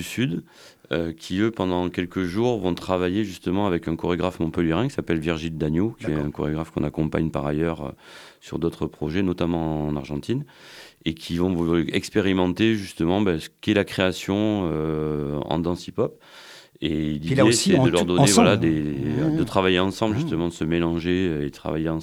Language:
French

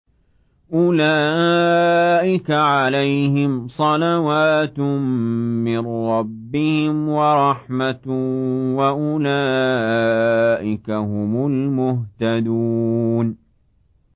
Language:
Arabic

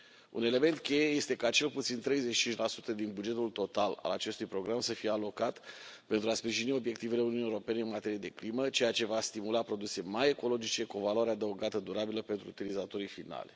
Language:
Romanian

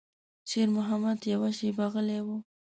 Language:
Pashto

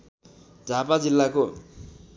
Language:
Nepali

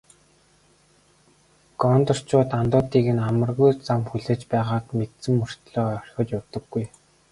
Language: Mongolian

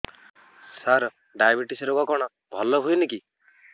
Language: Odia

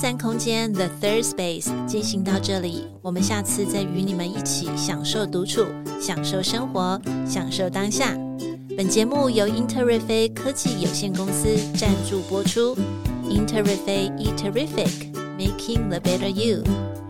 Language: Chinese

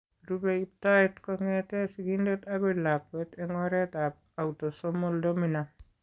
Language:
Kalenjin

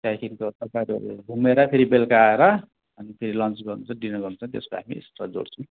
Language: Nepali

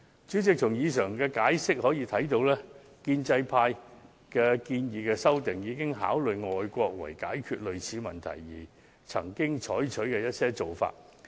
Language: Cantonese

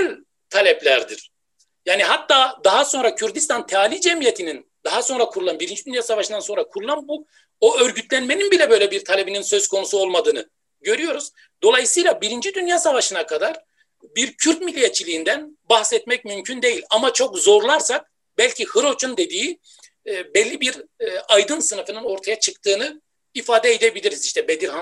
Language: Turkish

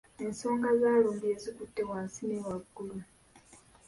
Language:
Ganda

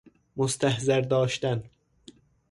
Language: Persian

